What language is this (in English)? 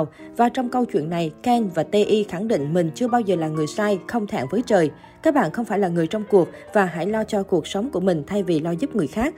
Vietnamese